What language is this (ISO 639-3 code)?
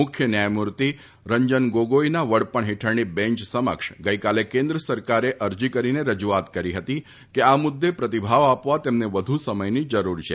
guj